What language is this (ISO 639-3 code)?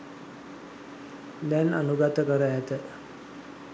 sin